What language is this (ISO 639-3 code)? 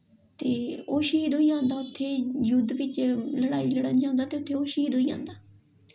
doi